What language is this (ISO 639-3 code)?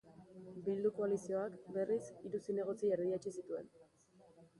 eus